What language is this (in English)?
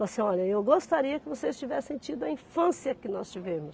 Portuguese